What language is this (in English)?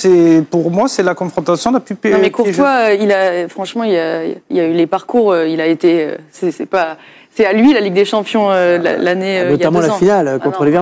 French